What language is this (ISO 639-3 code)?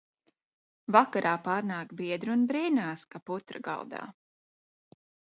lav